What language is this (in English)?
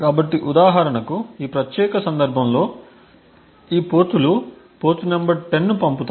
Telugu